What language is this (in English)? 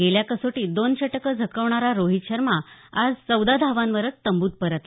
Marathi